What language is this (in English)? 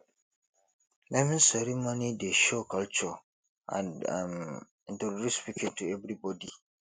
Nigerian Pidgin